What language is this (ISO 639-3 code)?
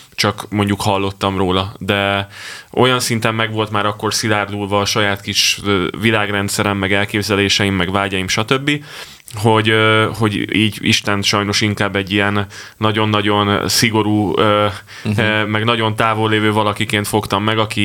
hun